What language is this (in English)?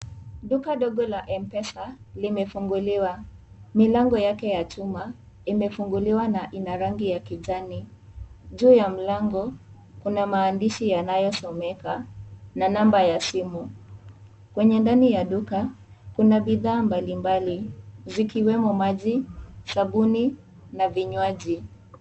Swahili